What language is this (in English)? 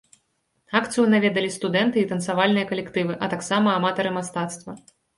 Belarusian